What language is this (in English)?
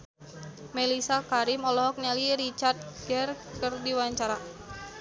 Sundanese